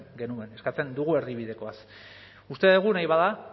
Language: Basque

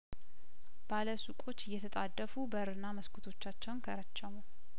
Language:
Amharic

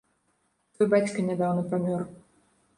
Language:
Belarusian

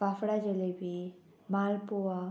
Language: Konkani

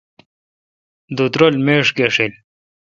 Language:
Kalkoti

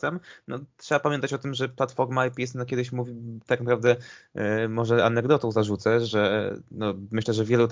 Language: Polish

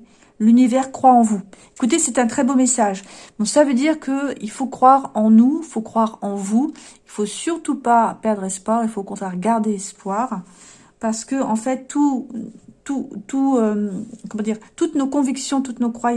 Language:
French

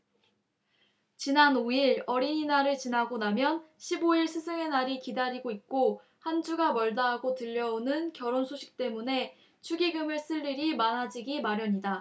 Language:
Korean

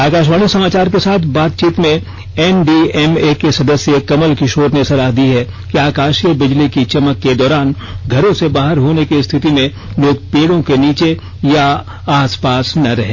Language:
Hindi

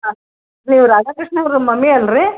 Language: Kannada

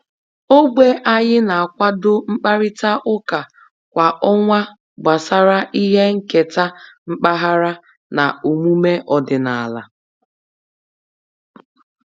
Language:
Igbo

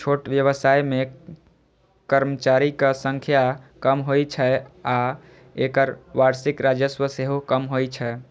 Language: Maithili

